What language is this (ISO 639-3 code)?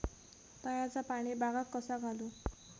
mar